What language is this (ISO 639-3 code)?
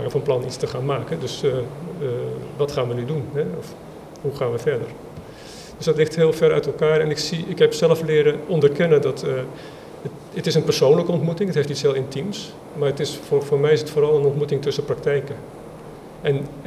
nld